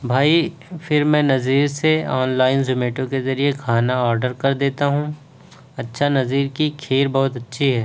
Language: Urdu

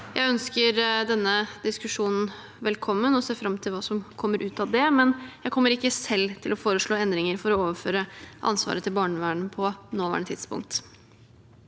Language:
Norwegian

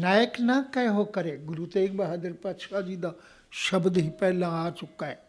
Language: Punjabi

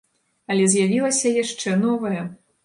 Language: Belarusian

